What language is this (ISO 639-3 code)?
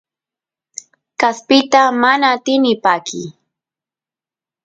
qus